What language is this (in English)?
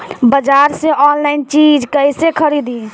Bhojpuri